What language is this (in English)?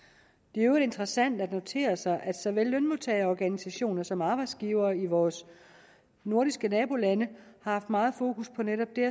Danish